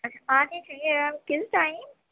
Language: Urdu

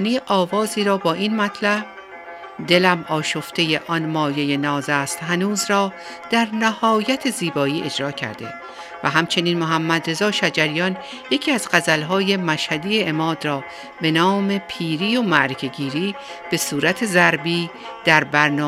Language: Persian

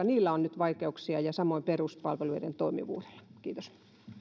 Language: Finnish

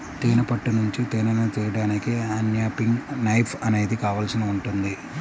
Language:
Telugu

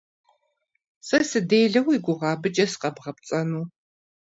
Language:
Kabardian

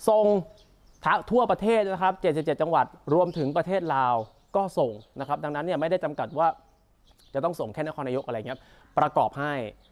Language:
Thai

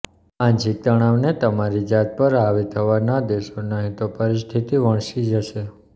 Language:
Gujarati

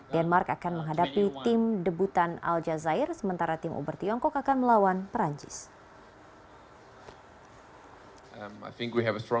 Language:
Indonesian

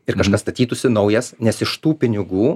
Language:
Lithuanian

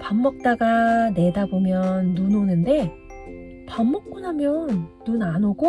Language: Korean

